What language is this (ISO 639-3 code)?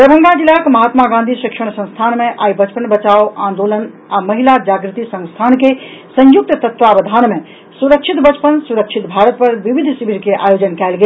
mai